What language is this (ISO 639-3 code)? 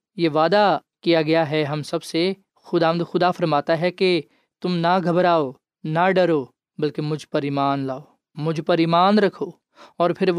urd